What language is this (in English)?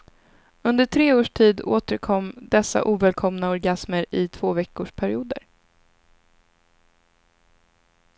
Swedish